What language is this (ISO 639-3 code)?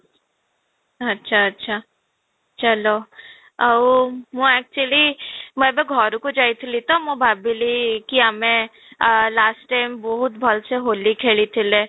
ori